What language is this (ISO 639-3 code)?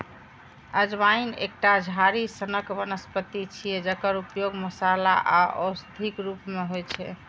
mai